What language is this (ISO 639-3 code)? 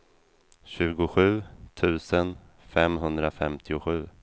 swe